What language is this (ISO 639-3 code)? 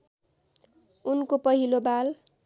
nep